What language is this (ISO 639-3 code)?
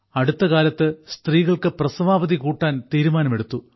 mal